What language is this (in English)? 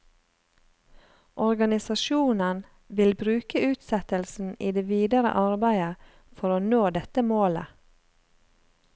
Norwegian